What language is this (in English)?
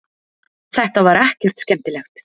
Icelandic